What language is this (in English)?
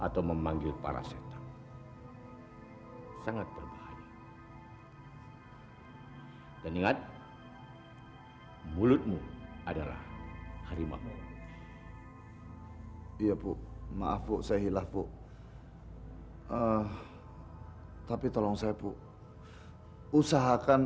Indonesian